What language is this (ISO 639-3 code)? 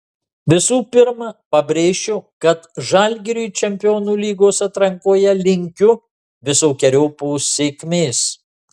lit